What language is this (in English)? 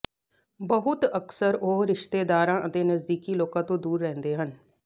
Punjabi